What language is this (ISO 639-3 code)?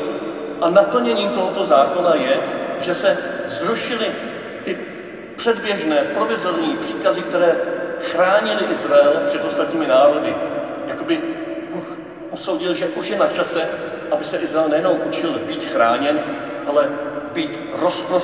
ces